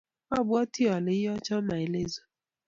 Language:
Kalenjin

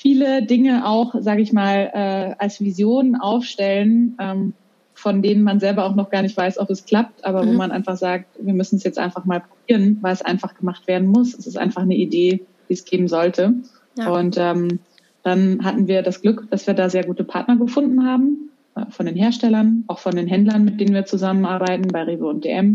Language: German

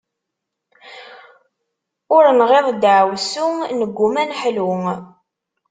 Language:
Kabyle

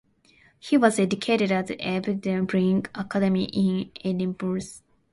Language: English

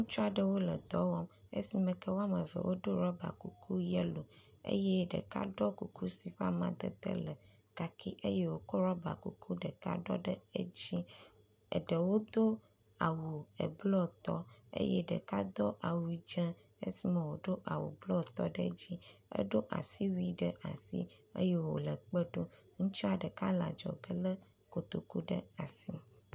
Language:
Ewe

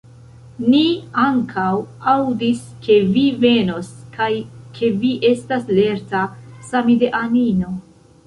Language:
Esperanto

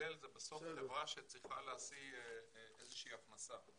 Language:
Hebrew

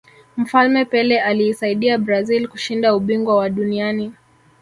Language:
Swahili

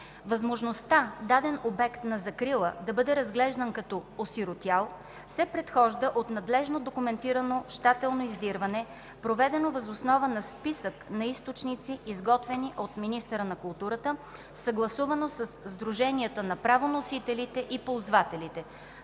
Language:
Bulgarian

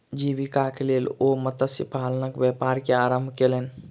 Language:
Maithili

